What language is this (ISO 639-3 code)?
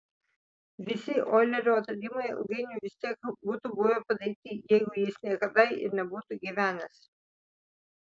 lit